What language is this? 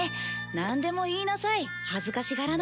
Japanese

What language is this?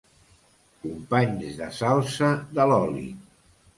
Catalan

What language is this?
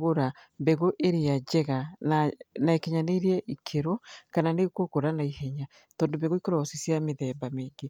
Kikuyu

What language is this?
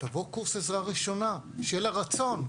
Hebrew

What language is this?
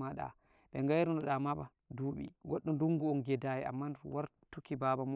Nigerian Fulfulde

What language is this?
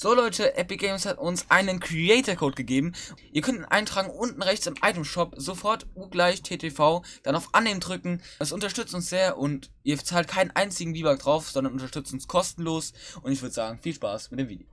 German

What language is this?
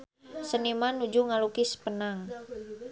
Sundanese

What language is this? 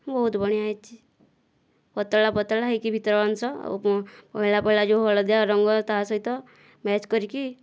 Odia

